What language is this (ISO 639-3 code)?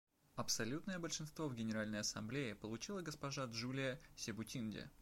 rus